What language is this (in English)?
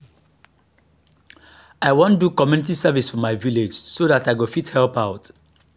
Nigerian Pidgin